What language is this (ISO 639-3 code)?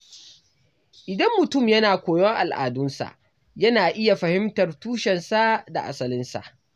hau